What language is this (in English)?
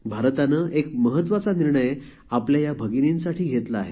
Marathi